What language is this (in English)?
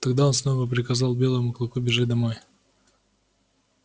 Russian